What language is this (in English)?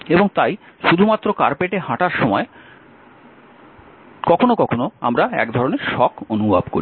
Bangla